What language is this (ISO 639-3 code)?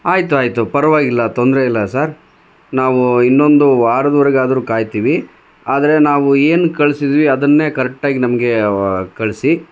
kan